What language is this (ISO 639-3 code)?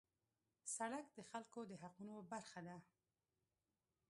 pus